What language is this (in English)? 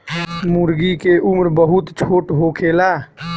Bhojpuri